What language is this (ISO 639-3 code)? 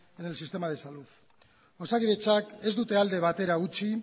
eus